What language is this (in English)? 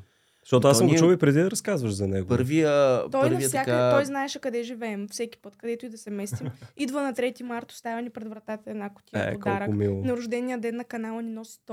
Bulgarian